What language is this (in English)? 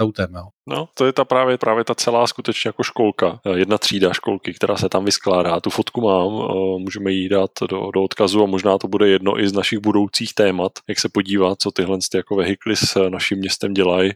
Czech